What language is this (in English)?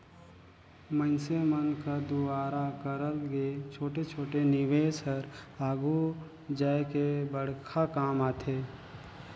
Chhattisgarhi